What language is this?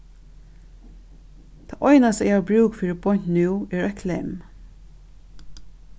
Faroese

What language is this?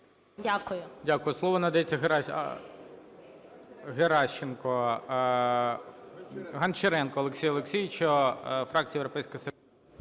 Ukrainian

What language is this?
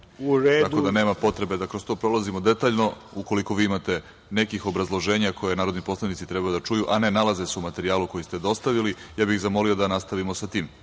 Serbian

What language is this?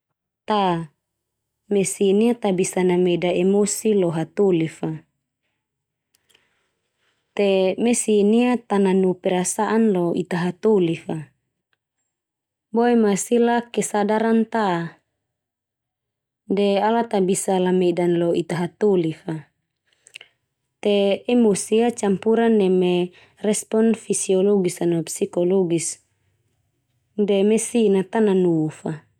Termanu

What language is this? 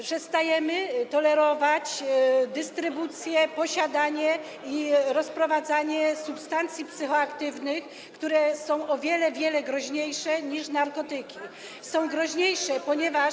Polish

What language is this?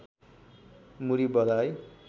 Nepali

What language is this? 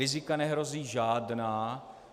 Czech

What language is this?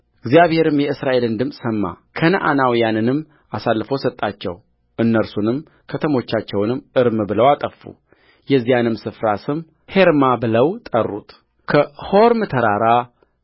Amharic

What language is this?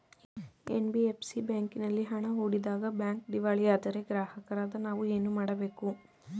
Kannada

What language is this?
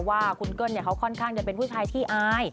Thai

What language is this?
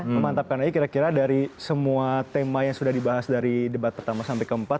Indonesian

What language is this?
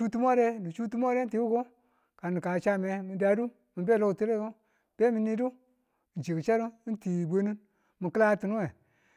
Tula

